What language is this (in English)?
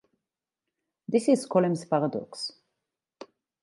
English